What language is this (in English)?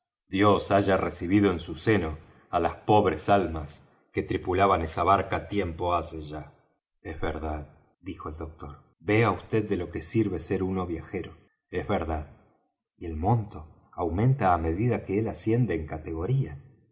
Spanish